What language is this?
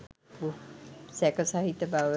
Sinhala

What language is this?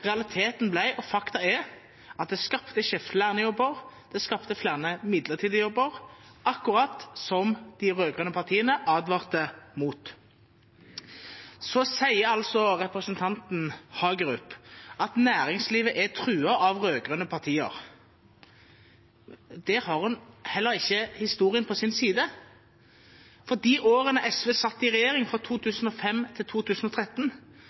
Norwegian Bokmål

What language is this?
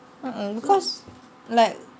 English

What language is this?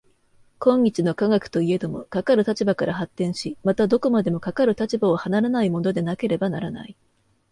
Japanese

